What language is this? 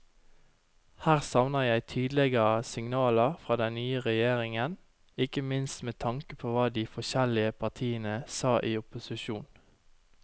Norwegian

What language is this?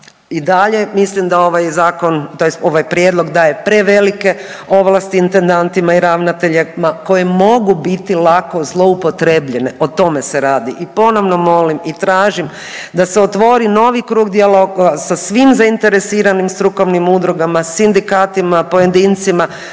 Croatian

